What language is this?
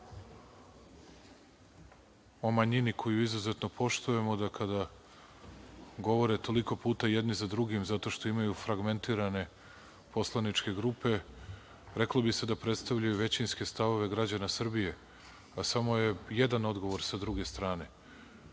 Serbian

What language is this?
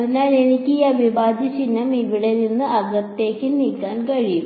Malayalam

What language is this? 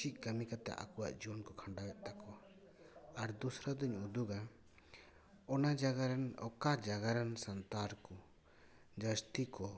Santali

